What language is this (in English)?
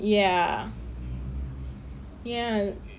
English